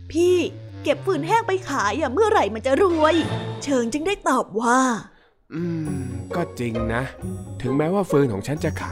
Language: Thai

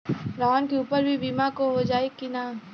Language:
Bhojpuri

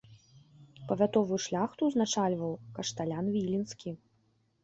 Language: Belarusian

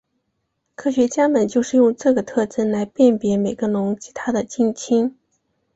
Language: Chinese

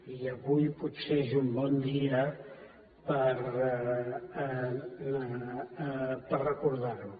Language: Catalan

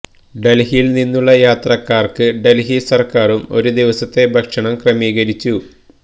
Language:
Malayalam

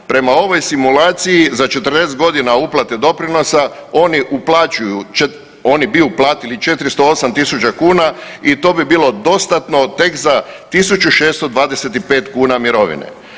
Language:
Croatian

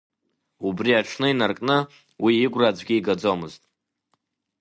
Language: Abkhazian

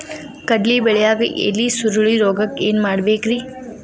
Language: Kannada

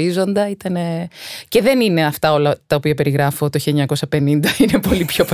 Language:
Greek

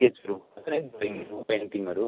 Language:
Nepali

